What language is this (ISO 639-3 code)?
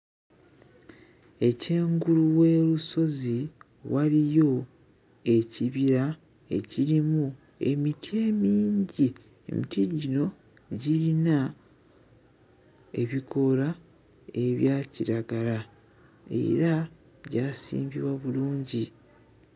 lug